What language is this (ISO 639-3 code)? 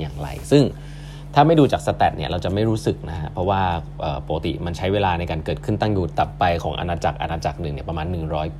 tha